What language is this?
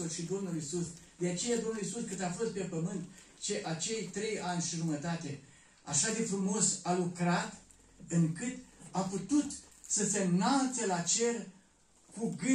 Romanian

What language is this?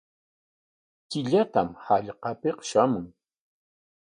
Corongo Ancash Quechua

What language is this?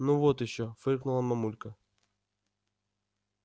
Russian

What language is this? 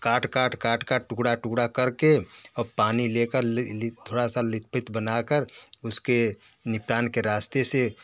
Hindi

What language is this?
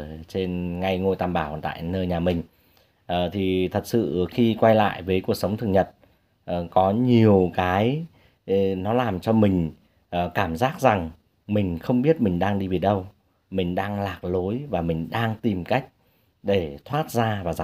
Vietnamese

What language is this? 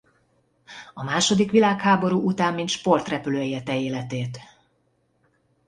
Hungarian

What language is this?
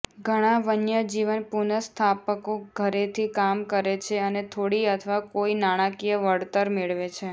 Gujarati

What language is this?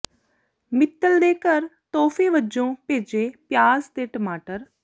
Punjabi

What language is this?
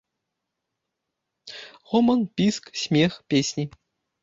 Belarusian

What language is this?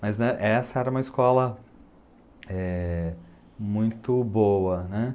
Portuguese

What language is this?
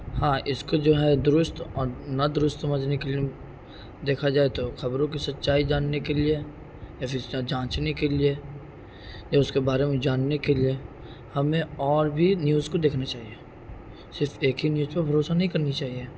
Urdu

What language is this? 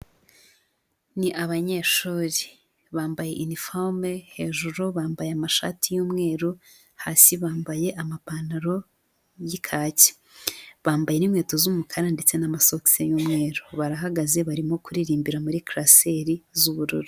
Kinyarwanda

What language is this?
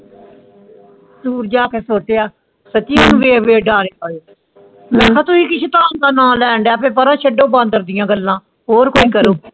Punjabi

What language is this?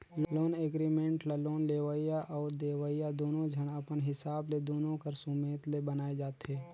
Chhattisgarhi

